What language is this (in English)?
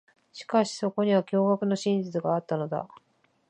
Japanese